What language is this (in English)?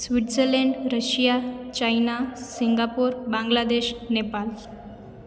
Sindhi